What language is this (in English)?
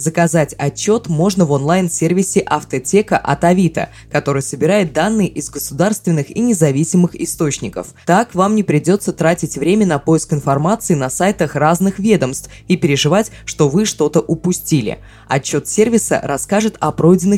Russian